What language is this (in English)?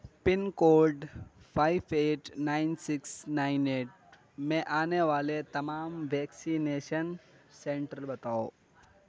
Urdu